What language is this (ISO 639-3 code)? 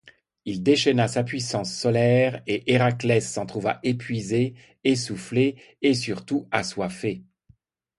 fra